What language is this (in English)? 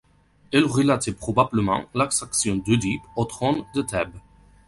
French